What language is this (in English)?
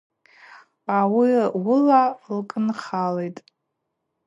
Abaza